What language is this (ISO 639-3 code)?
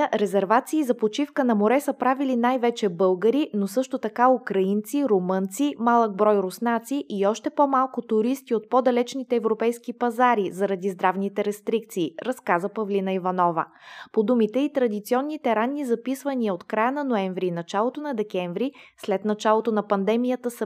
bul